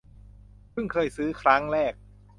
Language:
Thai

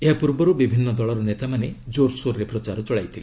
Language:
Odia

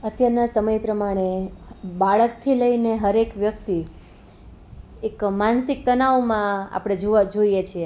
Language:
Gujarati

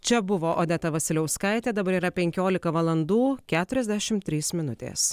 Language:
Lithuanian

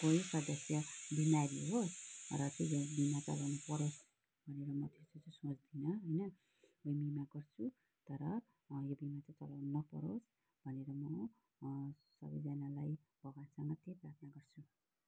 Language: Nepali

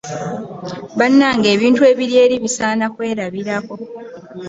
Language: Ganda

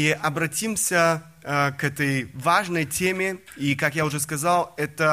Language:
Russian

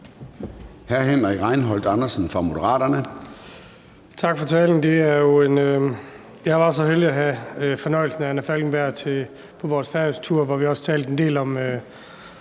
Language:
Danish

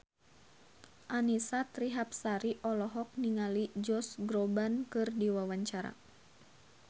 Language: Sundanese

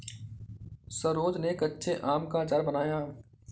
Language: Hindi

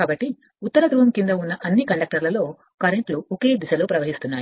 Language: Telugu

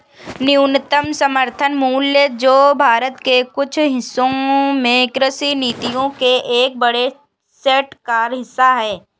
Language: Hindi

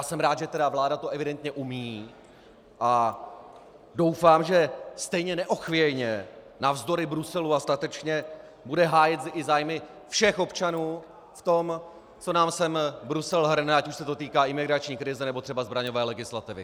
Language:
Czech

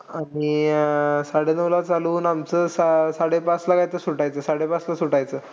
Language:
Marathi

